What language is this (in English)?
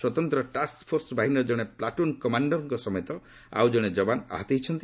Odia